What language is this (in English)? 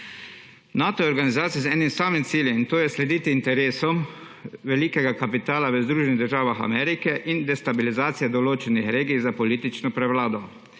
Slovenian